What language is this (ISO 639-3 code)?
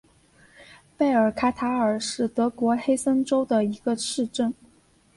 zho